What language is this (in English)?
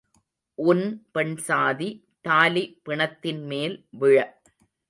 Tamil